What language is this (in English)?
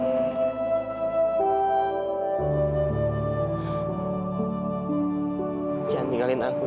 Indonesian